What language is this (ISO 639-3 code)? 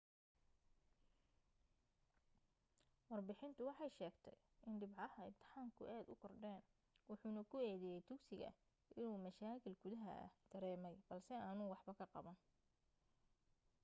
som